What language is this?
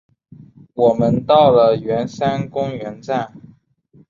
Chinese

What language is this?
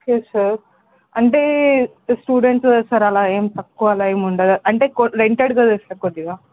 Telugu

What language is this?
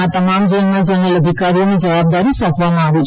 Gujarati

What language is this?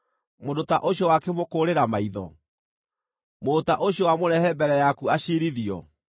Kikuyu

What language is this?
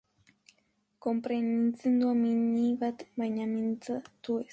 Basque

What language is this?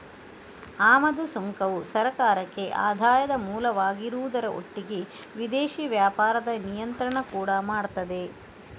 Kannada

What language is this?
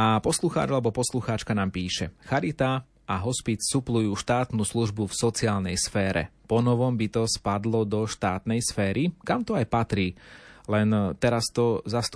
Slovak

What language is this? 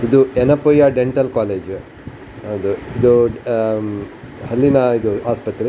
Kannada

